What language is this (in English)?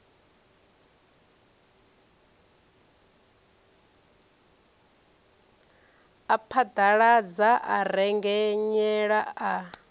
Venda